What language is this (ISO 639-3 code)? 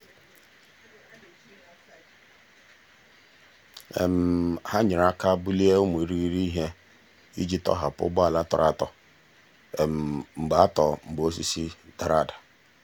ibo